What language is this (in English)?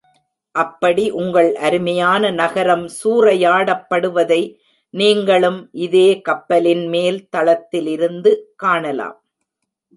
Tamil